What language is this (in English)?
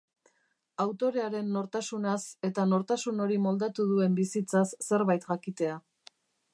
Basque